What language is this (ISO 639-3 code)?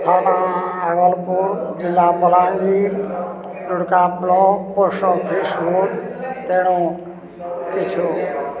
ori